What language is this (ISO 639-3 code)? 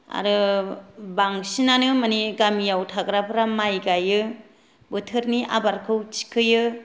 brx